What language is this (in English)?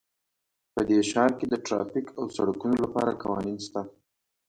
Pashto